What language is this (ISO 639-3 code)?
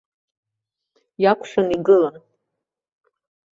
abk